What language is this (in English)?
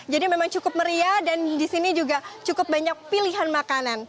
Indonesian